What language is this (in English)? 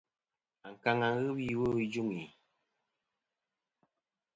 Kom